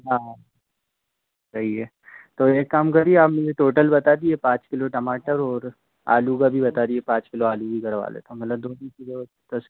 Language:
Hindi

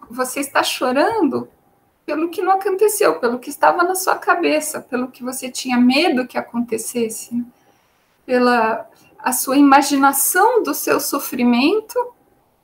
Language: Portuguese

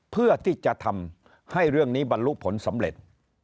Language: Thai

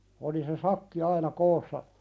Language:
Finnish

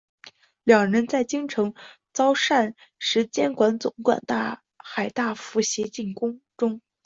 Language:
Chinese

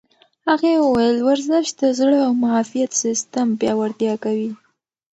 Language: Pashto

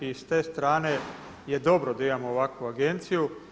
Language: Croatian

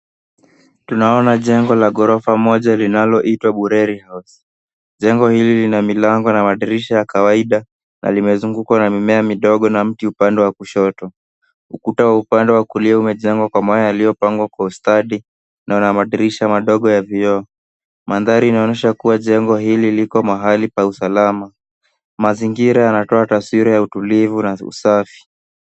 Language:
Swahili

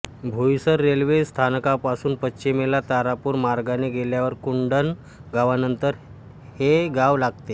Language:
Marathi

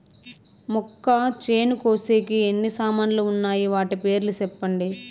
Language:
Telugu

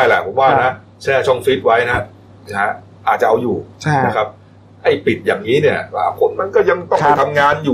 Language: Thai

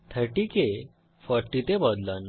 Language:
Bangla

